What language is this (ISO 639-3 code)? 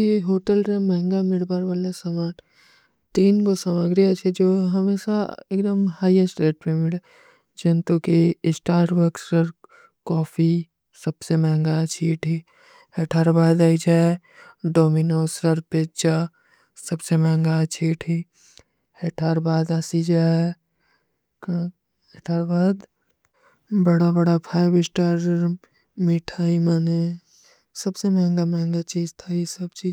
uki